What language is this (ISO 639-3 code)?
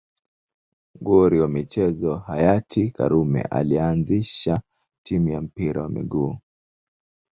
swa